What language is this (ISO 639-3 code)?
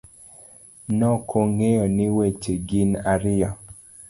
luo